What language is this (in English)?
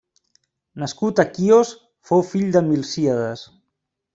Catalan